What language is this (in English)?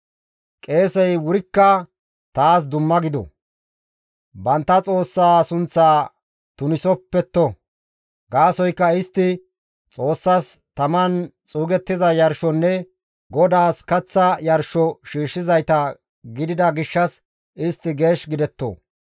Gamo